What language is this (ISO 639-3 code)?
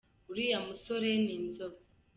kin